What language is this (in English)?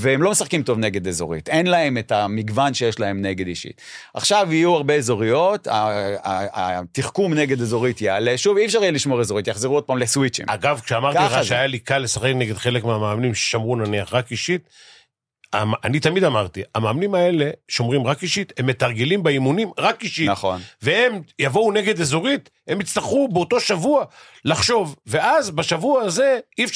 Hebrew